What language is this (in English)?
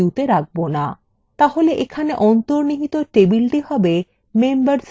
Bangla